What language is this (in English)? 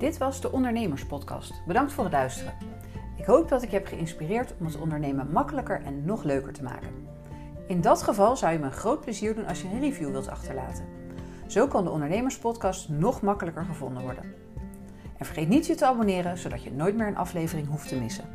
Dutch